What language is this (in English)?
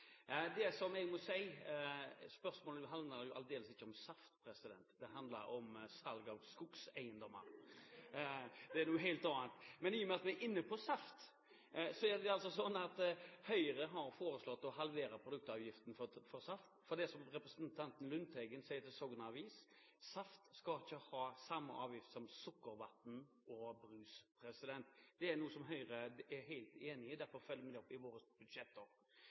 Norwegian